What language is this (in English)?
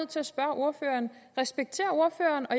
Danish